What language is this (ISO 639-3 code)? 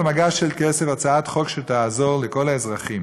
heb